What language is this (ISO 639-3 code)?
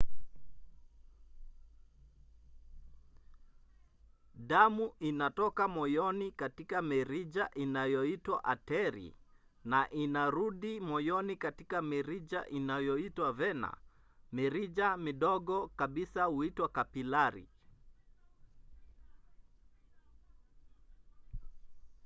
swa